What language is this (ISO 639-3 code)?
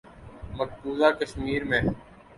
urd